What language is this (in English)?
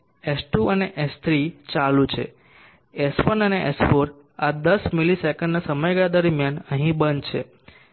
Gujarati